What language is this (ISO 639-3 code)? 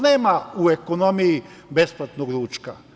srp